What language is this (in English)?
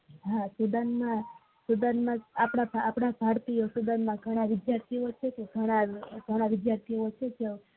Gujarati